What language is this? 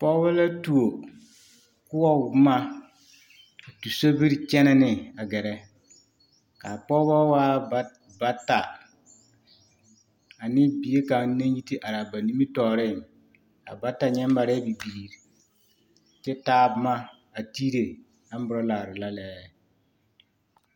Southern Dagaare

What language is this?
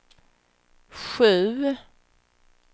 Swedish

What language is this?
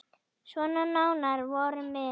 Icelandic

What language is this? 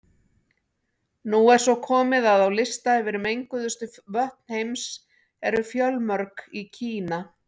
Icelandic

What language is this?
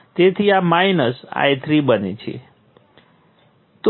Gujarati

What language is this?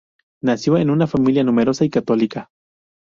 Spanish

